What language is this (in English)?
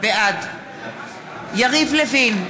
Hebrew